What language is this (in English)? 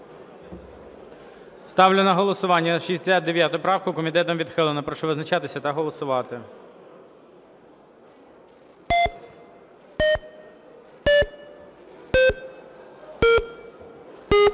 Ukrainian